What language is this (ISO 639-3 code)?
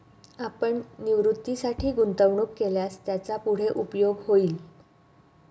mar